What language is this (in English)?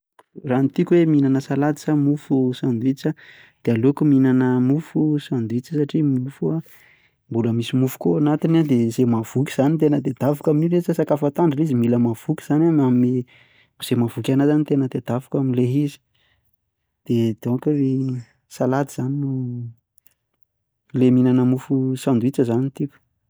Malagasy